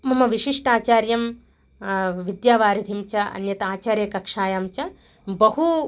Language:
Sanskrit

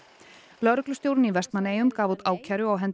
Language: Icelandic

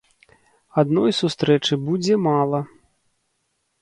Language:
Belarusian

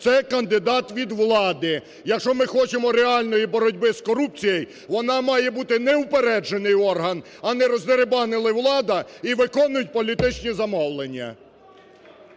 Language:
Ukrainian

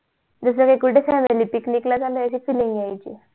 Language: Marathi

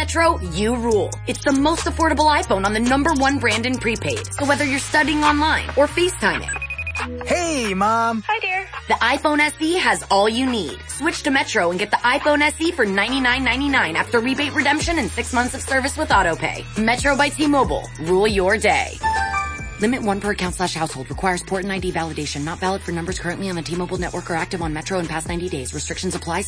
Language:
Hindi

